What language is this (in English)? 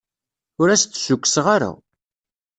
Kabyle